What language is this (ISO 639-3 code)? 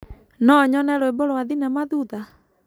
kik